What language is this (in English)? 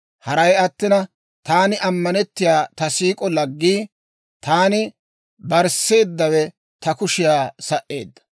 Dawro